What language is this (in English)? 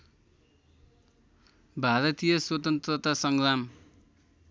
Nepali